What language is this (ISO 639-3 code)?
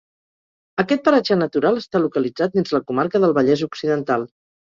cat